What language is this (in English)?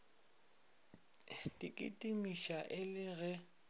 Northern Sotho